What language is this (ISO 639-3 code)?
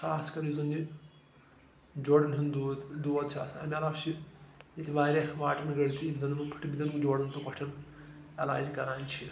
kas